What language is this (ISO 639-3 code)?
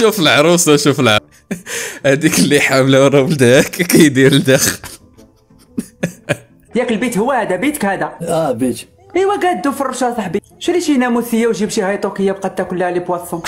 ara